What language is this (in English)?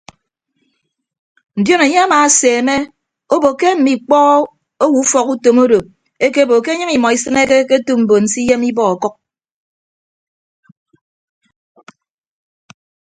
Ibibio